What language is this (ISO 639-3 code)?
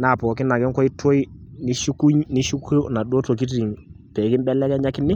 mas